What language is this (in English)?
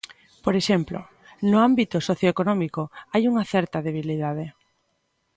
Galician